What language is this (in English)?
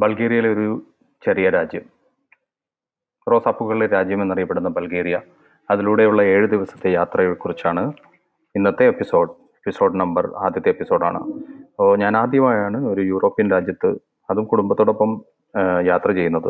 Malayalam